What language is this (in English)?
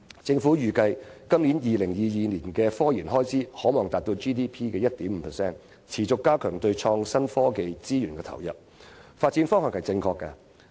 Cantonese